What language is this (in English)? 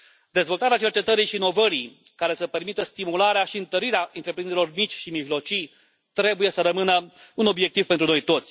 Romanian